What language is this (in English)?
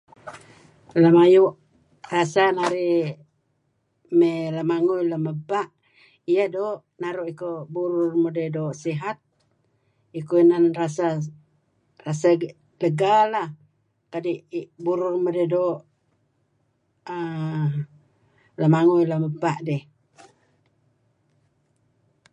Kelabit